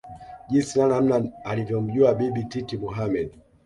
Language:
Swahili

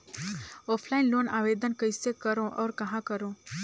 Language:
Chhattisgarhi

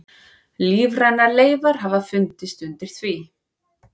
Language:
Icelandic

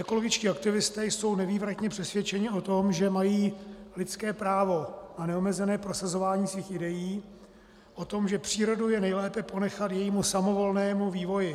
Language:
Czech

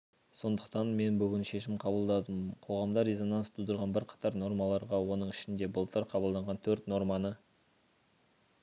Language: Kazakh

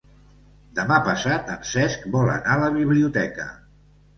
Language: Catalan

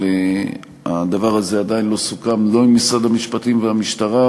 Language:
Hebrew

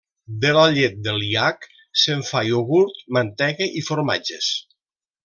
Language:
Catalan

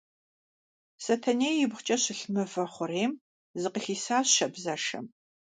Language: Kabardian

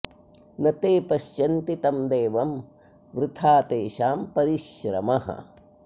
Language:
Sanskrit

